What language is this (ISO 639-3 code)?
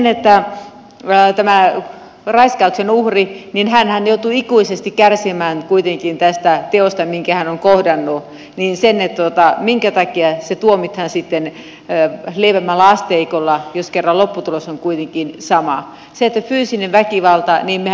fin